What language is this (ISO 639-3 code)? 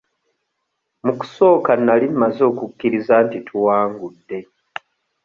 lug